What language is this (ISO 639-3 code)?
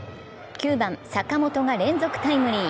jpn